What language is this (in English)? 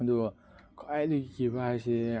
Manipuri